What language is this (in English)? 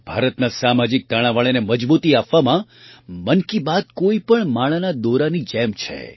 Gujarati